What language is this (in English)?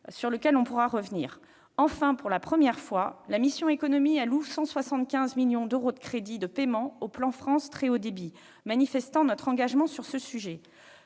French